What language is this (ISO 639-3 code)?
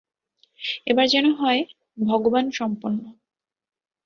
ben